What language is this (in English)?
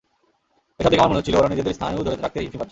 Bangla